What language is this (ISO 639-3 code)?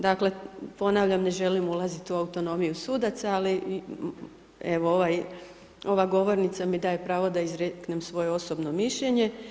hrv